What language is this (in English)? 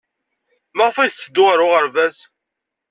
Kabyle